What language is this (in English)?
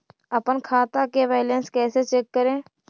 Magahi